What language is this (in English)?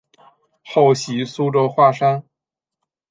Chinese